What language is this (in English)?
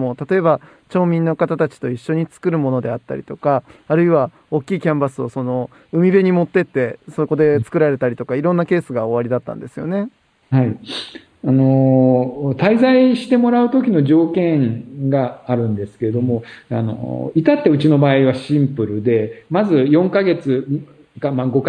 Japanese